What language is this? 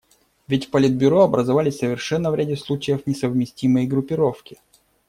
Russian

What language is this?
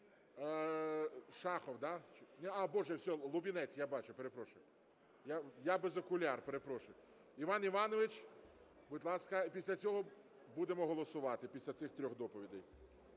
Ukrainian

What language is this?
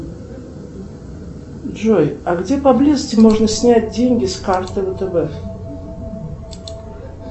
Russian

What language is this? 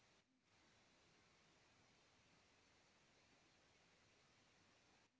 Bhojpuri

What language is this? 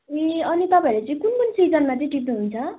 Nepali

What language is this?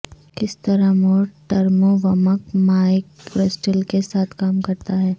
Urdu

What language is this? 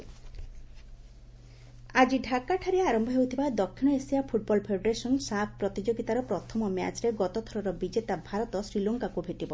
Odia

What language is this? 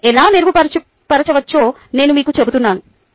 Telugu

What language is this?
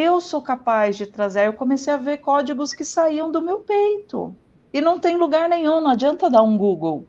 Portuguese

